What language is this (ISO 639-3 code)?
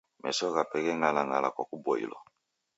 dav